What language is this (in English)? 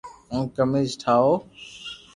Loarki